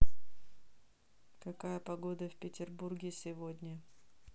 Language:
Russian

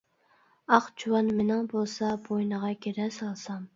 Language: Uyghur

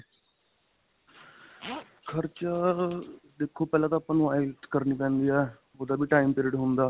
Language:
Punjabi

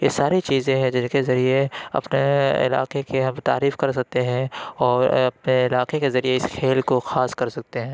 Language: Urdu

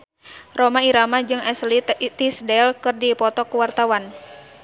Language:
Sundanese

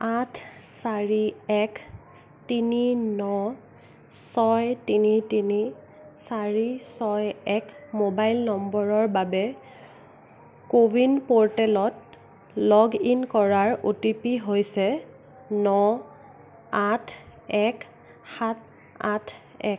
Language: Assamese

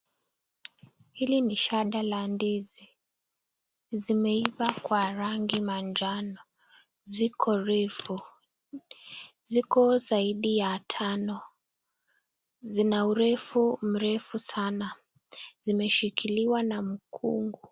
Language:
Swahili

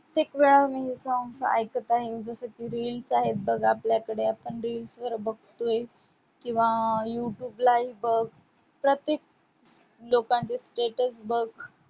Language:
Marathi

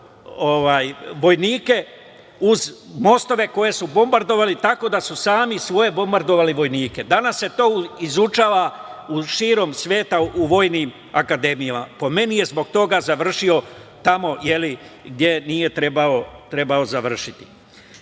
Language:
Serbian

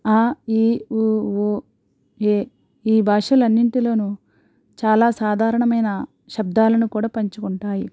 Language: Telugu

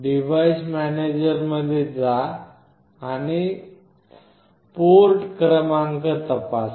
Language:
Marathi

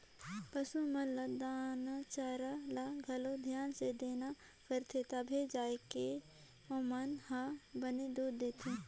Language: Chhattisgarhi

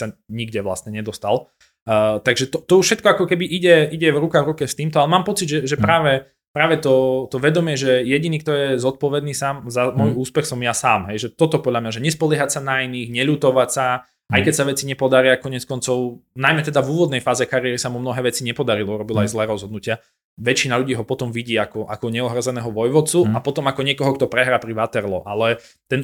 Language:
Slovak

